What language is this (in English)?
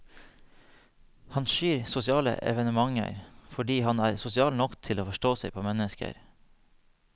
Norwegian